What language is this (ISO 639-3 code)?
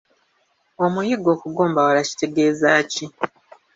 lug